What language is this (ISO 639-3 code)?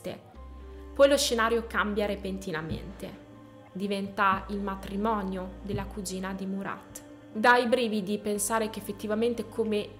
ita